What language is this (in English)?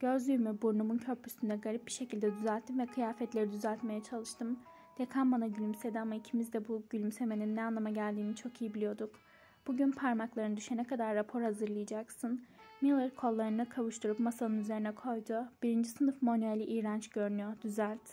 Turkish